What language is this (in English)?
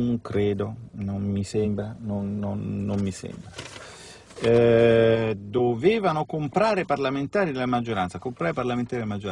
Italian